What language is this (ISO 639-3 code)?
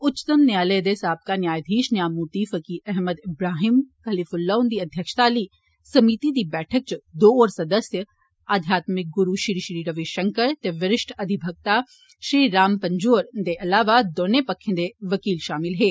doi